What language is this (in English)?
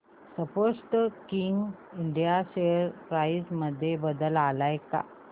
Marathi